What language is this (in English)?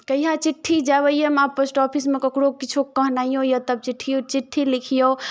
Maithili